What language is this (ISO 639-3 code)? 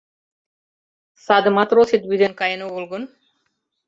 chm